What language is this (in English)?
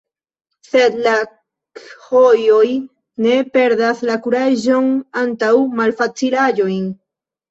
Esperanto